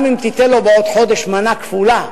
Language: Hebrew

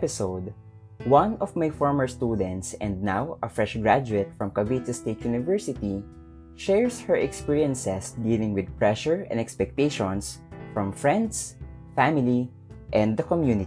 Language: Filipino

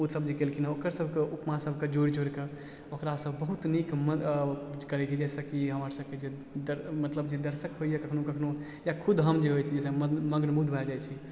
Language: Maithili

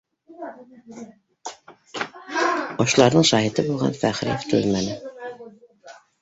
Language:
Bashkir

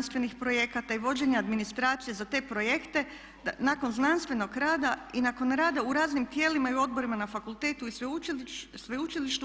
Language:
Croatian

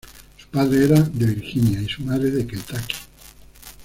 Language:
Spanish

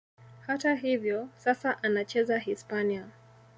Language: Swahili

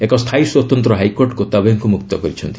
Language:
Odia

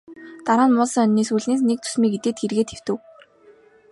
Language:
Mongolian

